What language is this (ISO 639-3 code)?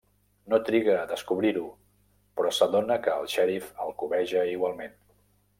cat